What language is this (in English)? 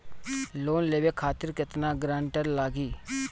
Bhojpuri